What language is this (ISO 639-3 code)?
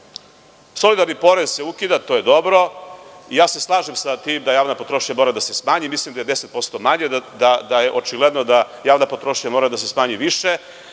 srp